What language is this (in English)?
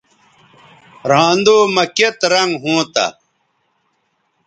Bateri